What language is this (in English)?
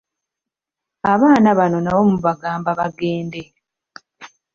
Ganda